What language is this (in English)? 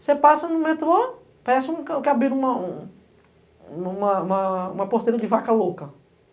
Portuguese